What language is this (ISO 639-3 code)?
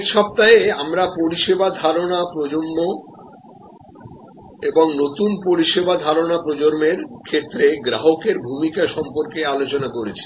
ben